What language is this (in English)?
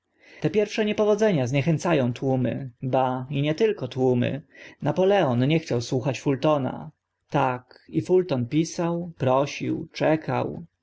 Polish